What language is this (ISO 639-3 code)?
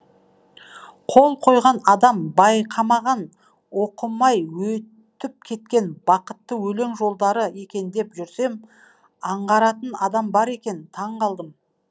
kaz